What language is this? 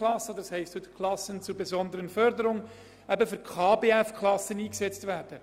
Swiss German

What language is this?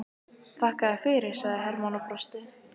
Icelandic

